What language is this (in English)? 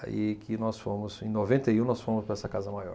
Portuguese